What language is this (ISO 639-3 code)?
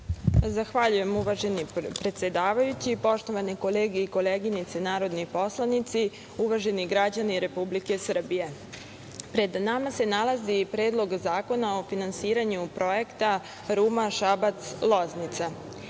srp